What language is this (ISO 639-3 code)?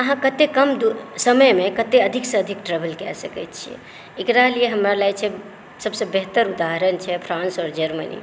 mai